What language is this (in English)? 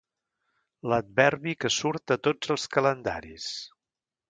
Catalan